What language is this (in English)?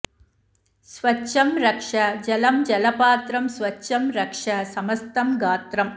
Sanskrit